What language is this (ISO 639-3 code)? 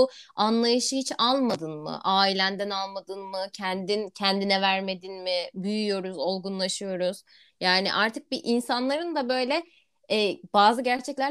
tur